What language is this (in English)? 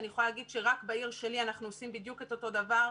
Hebrew